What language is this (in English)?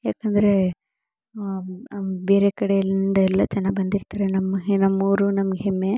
Kannada